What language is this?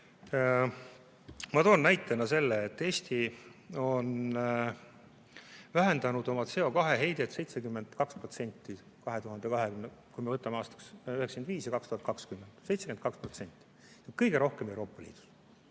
Estonian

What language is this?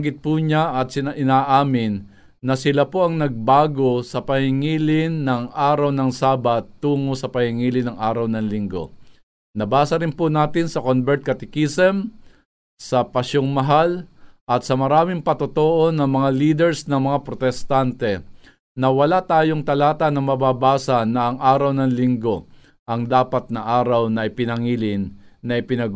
Filipino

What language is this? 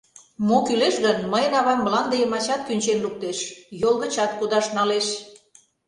Mari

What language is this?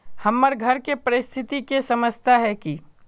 Magahi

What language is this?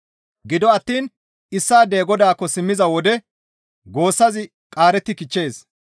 Gamo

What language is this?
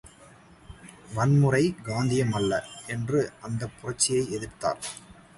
Tamil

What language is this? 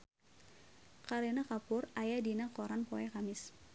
Sundanese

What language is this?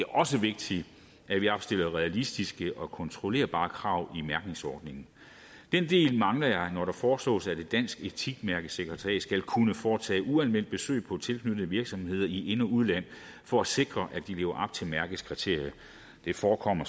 Danish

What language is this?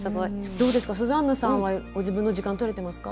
Japanese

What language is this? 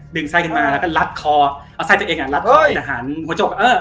Thai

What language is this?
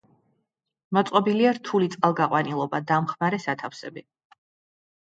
Georgian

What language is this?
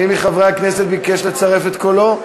Hebrew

